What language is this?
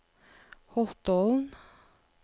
Norwegian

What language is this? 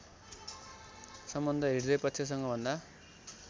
Nepali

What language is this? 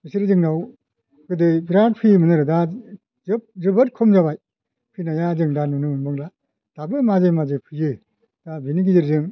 Bodo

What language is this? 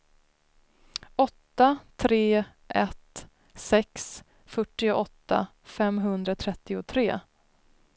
Swedish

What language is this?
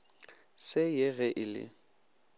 Northern Sotho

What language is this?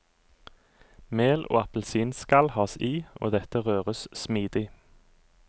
Norwegian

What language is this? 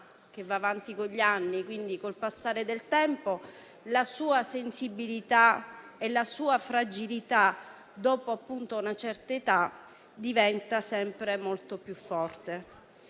Italian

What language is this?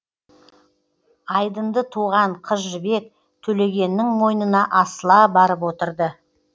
Kazakh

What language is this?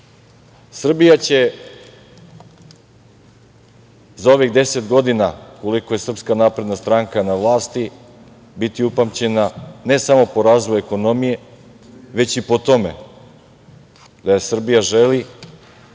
Serbian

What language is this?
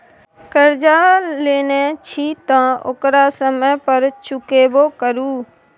Maithili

